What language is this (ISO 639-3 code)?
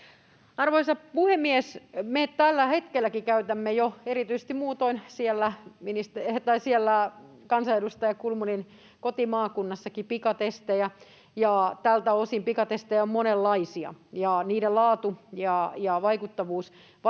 fin